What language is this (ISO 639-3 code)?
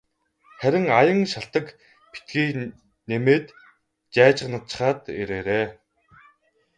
mon